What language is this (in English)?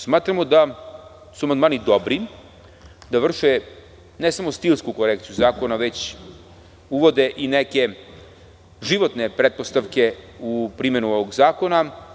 Serbian